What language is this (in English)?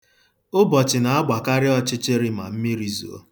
Igbo